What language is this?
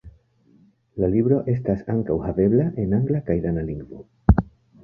Esperanto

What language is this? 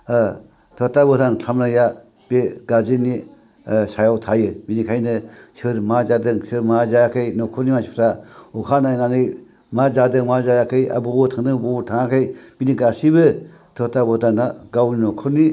Bodo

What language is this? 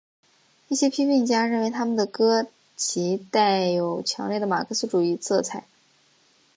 Chinese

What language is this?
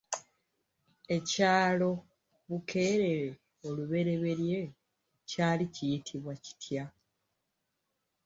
Ganda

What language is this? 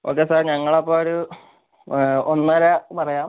Malayalam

